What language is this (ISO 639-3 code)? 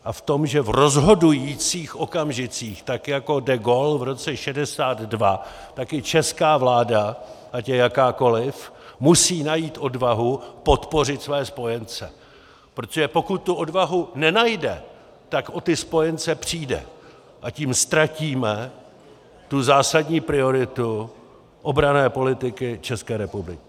ces